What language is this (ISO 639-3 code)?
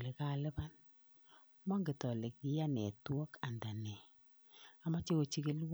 kln